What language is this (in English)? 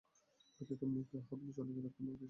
Bangla